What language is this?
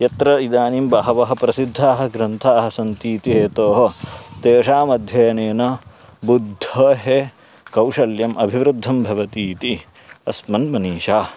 Sanskrit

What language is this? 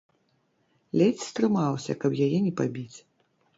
Belarusian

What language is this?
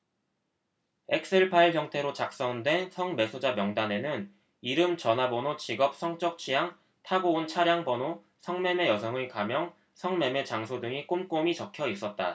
Korean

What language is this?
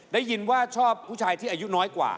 Thai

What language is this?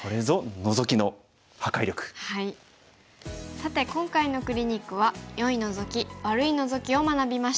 Japanese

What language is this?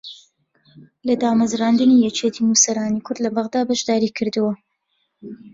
Central Kurdish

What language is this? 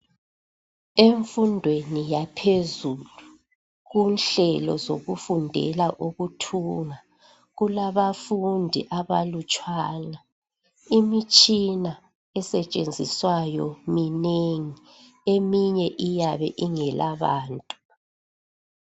North Ndebele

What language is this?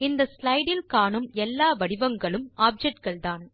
Tamil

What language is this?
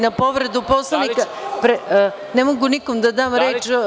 Serbian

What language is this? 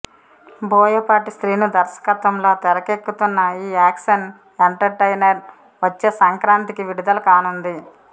Telugu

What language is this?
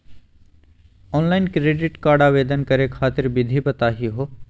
Magahi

